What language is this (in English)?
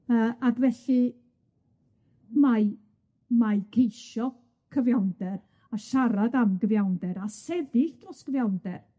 Welsh